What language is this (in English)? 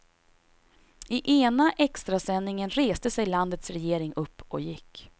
Swedish